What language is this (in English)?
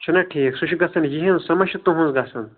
Kashmiri